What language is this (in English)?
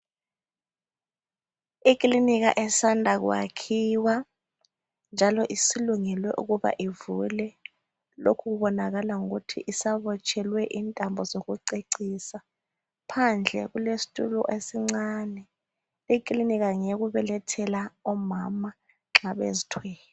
North Ndebele